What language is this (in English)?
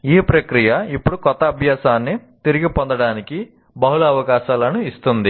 Telugu